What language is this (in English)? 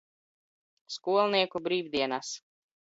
Latvian